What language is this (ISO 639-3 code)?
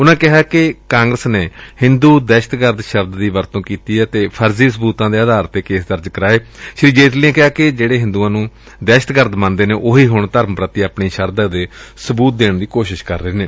pan